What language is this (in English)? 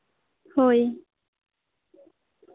Santali